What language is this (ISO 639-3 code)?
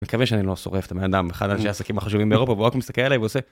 heb